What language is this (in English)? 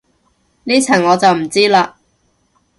Cantonese